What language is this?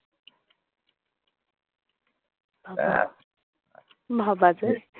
Bangla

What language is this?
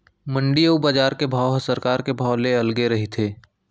Chhattisgarhi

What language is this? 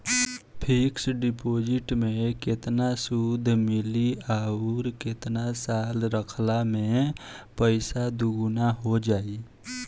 Bhojpuri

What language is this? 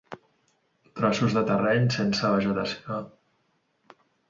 Catalan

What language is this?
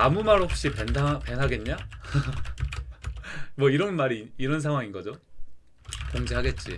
Korean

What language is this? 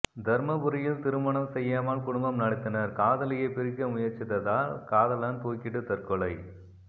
Tamil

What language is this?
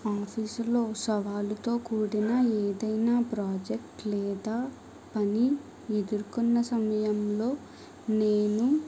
Telugu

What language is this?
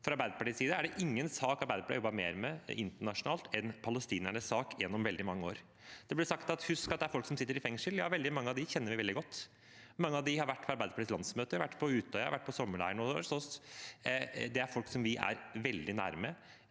Norwegian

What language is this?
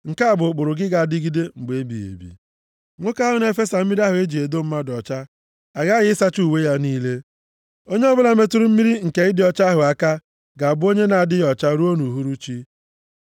Igbo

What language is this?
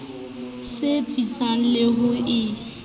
Southern Sotho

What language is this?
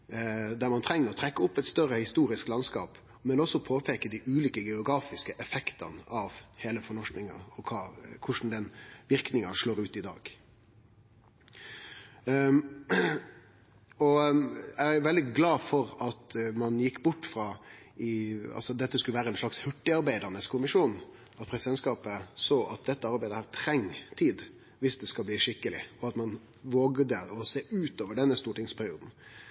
Norwegian Nynorsk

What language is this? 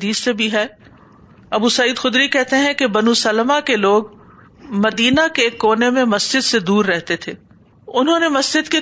Urdu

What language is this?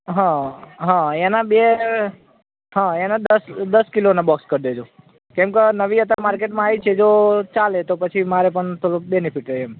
Gujarati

